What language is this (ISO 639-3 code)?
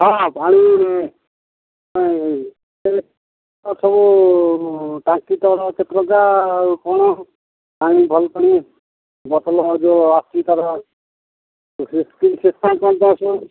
ori